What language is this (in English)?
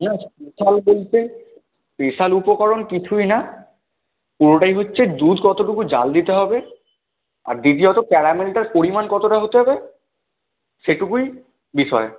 Bangla